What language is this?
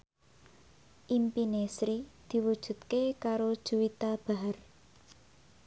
Javanese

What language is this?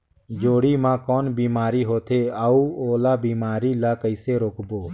Chhattisgarhi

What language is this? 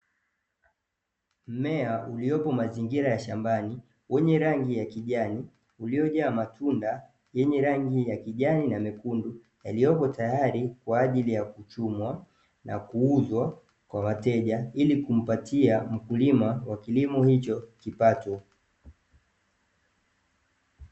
Swahili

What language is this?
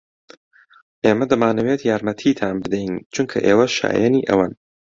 Central Kurdish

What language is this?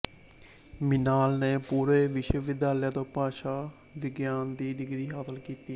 Punjabi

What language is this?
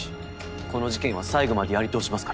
Japanese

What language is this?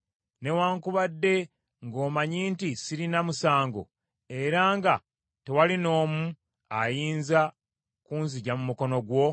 Ganda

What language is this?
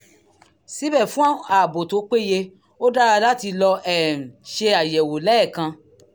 Yoruba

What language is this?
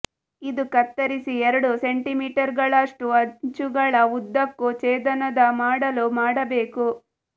Kannada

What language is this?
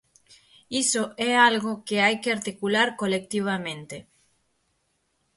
Galician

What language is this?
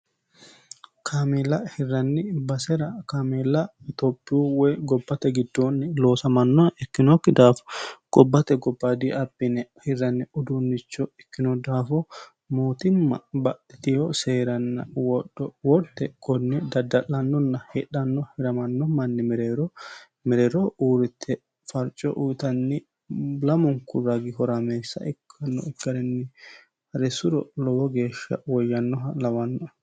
Sidamo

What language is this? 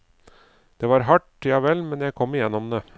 Norwegian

